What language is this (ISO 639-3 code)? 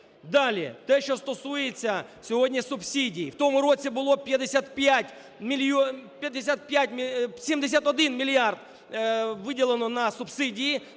ukr